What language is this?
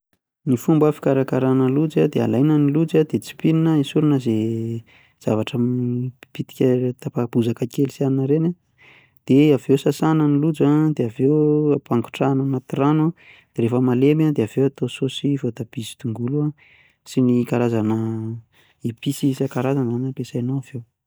Malagasy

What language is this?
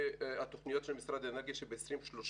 Hebrew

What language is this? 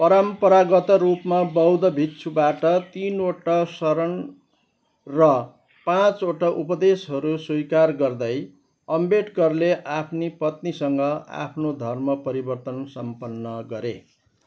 Nepali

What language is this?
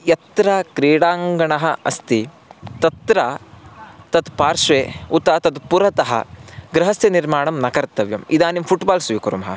Sanskrit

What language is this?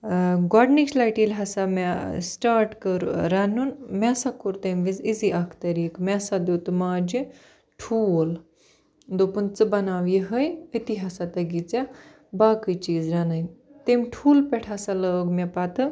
Kashmiri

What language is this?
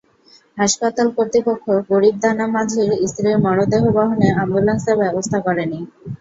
Bangla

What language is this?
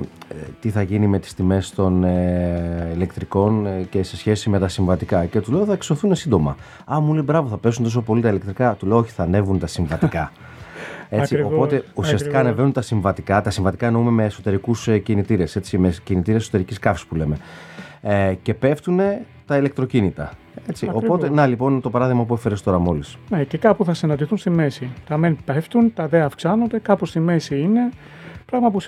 Greek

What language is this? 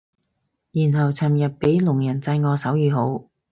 Cantonese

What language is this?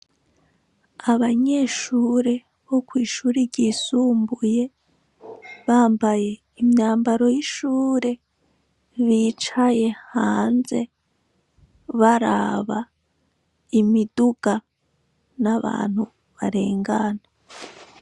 Rundi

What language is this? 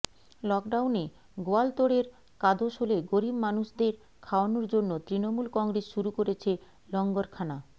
Bangla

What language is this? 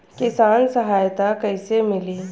Bhojpuri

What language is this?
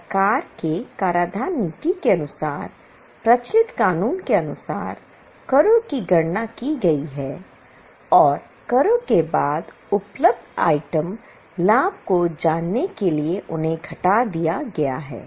Hindi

